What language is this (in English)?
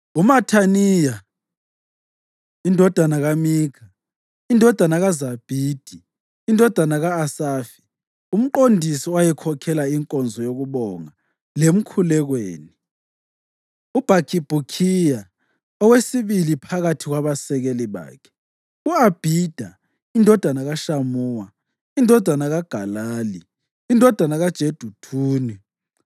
North Ndebele